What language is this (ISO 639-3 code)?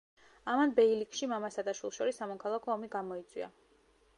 kat